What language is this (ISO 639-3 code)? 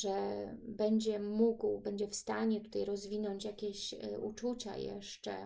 pol